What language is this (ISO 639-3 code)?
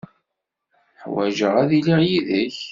kab